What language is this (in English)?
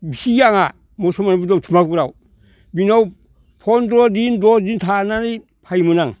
Bodo